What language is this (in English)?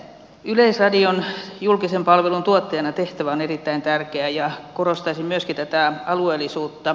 Finnish